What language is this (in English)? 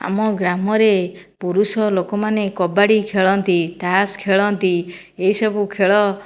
Odia